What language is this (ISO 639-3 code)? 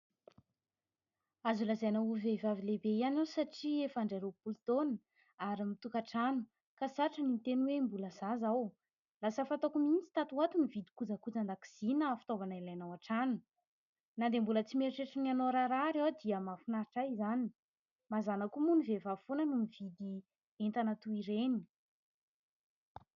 mlg